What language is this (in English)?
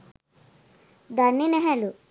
Sinhala